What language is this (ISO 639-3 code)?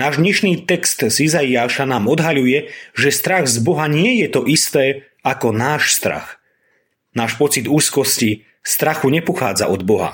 slk